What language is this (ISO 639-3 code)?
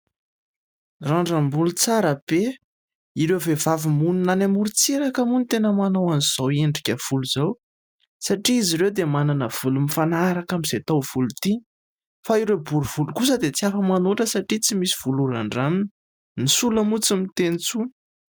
mlg